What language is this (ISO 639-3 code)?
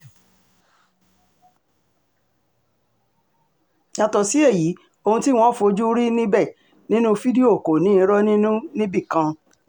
yor